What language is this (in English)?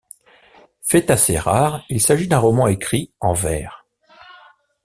French